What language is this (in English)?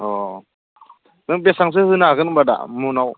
Bodo